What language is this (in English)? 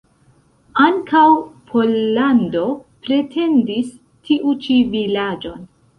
Esperanto